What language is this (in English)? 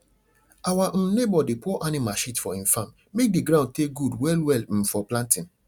Nigerian Pidgin